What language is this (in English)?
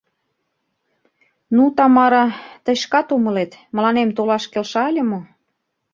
Mari